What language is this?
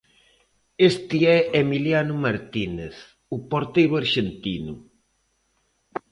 Galician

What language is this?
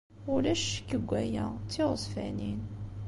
Kabyle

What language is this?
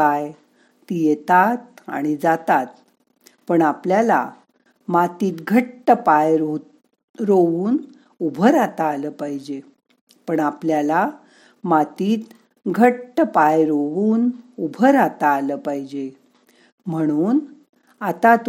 Marathi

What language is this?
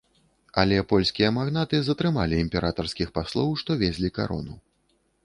Belarusian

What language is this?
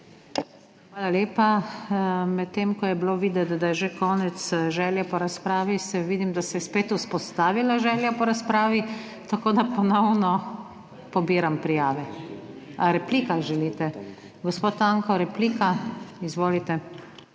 Slovenian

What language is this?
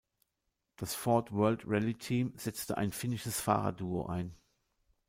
German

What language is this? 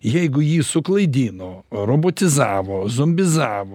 Lithuanian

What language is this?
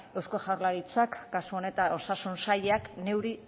Basque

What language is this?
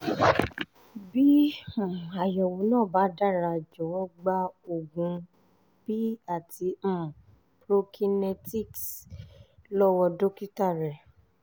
Yoruba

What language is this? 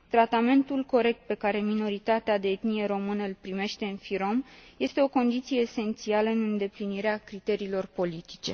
Romanian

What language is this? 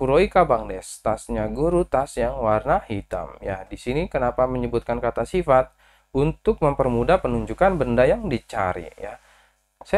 Indonesian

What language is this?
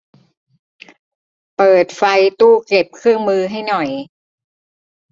Thai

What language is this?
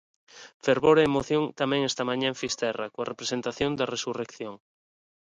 Galician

